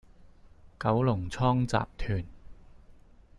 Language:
Cantonese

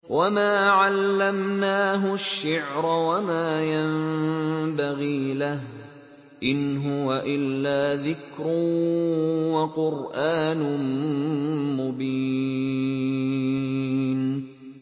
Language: Arabic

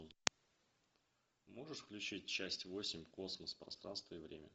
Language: Russian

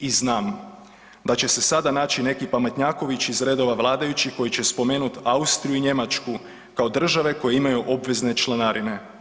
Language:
Croatian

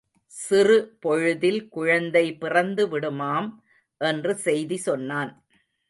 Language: Tamil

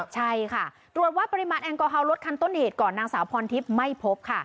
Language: Thai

